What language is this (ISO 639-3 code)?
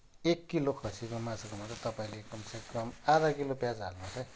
nep